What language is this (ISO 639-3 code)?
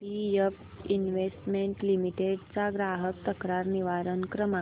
mar